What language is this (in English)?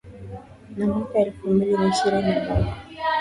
Swahili